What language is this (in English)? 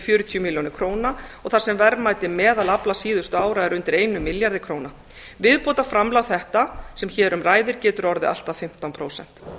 Icelandic